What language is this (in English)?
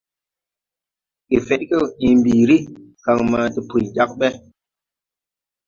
Tupuri